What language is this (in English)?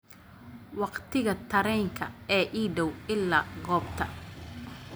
Somali